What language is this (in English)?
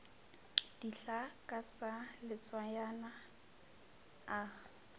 Northern Sotho